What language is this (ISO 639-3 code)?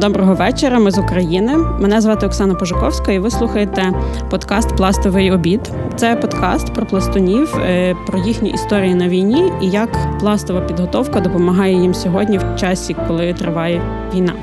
ukr